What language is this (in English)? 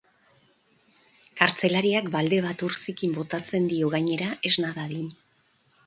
Basque